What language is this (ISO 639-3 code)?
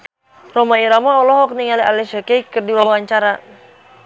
sun